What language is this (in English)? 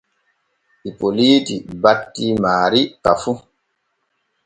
Borgu Fulfulde